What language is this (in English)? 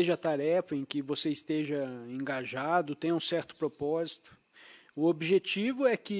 Portuguese